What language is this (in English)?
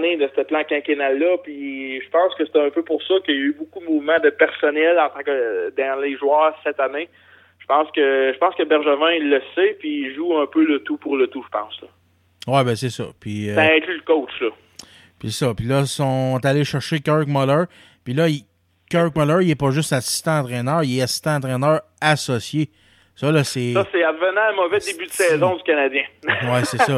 French